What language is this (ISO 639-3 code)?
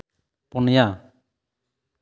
sat